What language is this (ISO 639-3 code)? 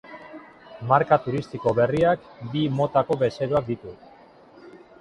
eus